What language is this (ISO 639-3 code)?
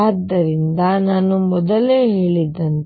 kan